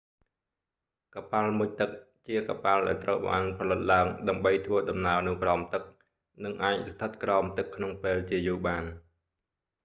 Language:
Khmer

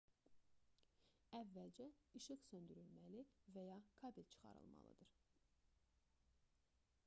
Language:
Azerbaijani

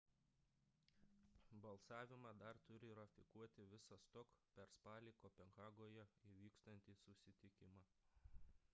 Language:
Lithuanian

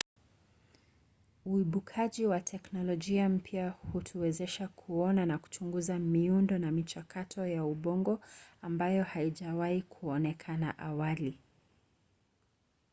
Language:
Swahili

